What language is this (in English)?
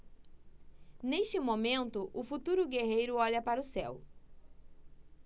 Portuguese